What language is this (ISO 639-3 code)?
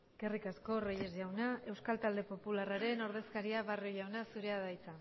eus